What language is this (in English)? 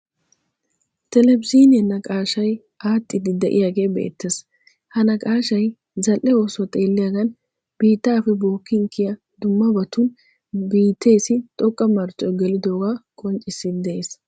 Wolaytta